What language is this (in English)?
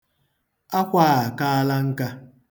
Igbo